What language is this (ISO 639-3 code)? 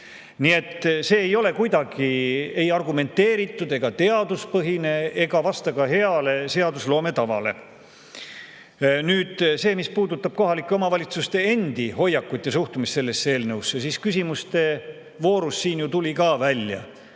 est